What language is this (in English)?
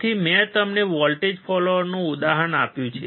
Gujarati